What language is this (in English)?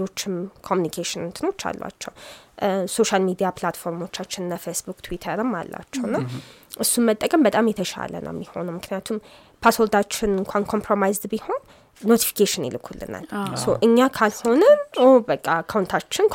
Amharic